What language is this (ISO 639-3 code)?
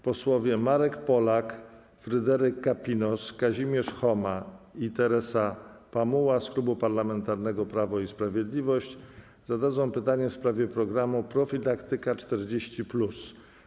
pol